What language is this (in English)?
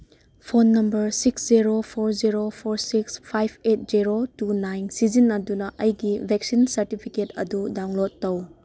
Manipuri